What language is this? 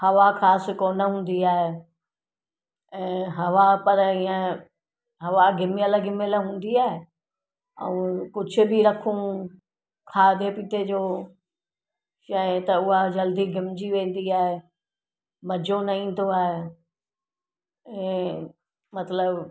Sindhi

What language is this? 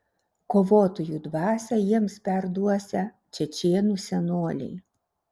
Lithuanian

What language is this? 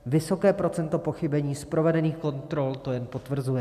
Czech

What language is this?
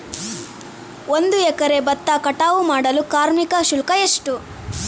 Kannada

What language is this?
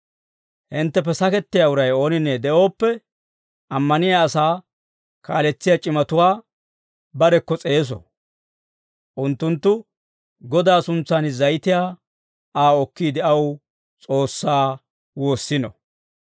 Dawro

